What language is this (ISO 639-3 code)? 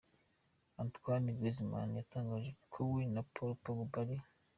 kin